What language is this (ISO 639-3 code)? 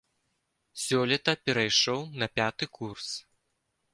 bel